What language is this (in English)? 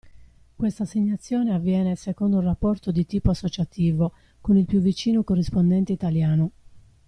Italian